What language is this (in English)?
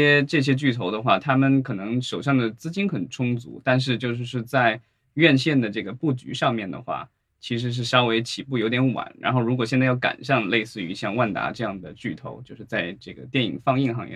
Chinese